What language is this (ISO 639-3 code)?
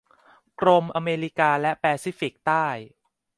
tha